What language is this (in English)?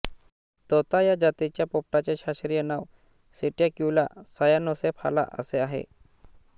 Marathi